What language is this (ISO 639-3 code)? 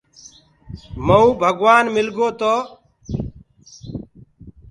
ggg